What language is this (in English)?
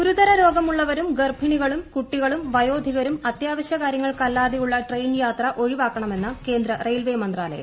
Malayalam